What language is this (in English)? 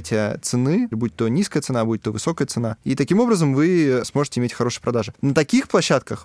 Russian